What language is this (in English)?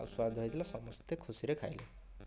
Odia